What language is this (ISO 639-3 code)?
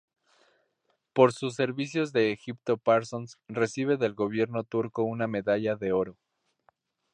spa